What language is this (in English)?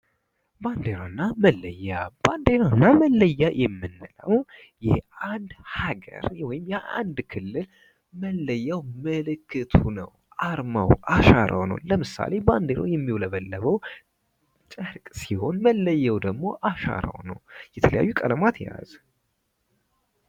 Amharic